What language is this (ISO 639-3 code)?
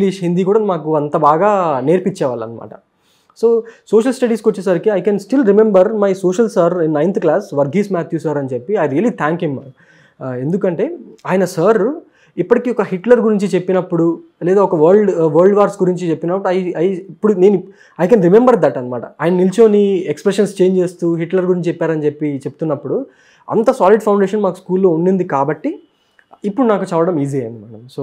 tel